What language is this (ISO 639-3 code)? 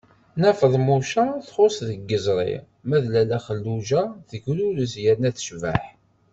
kab